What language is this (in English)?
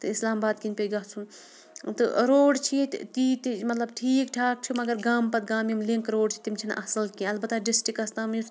Kashmiri